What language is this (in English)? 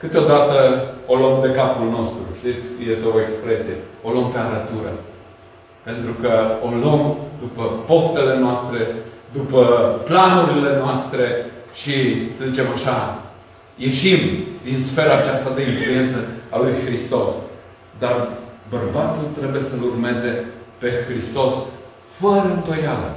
Romanian